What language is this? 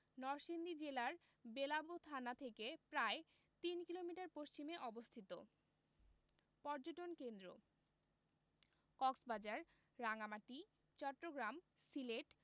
Bangla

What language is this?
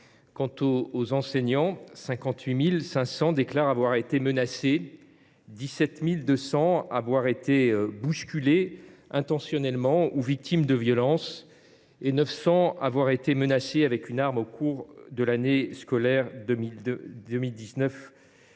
French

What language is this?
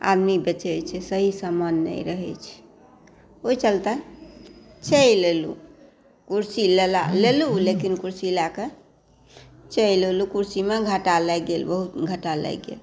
Maithili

